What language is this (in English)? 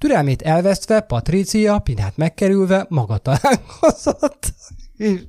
Hungarian